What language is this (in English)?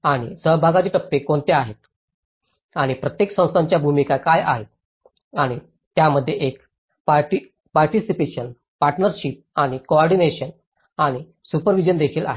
Marathi